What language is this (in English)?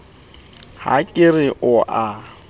Southern Sotho